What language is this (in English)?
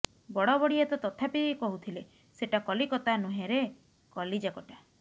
Odia